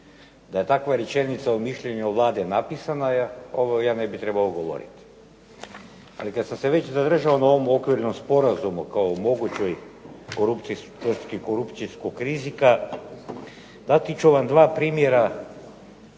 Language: Croatian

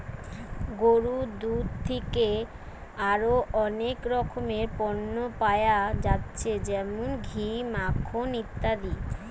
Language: Bangla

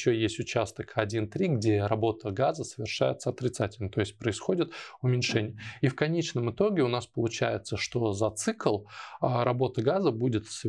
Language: Russian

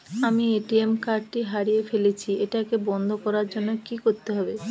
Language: Bangla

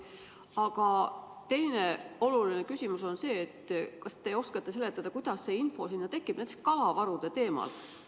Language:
Estonian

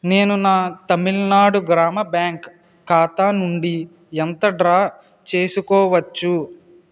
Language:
Telugu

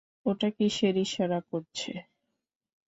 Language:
Bangla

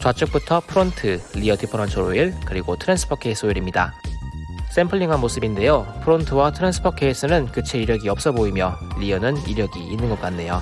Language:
Korean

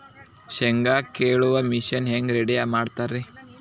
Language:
Kannada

